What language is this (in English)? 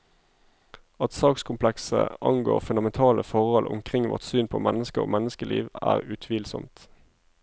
Norwegian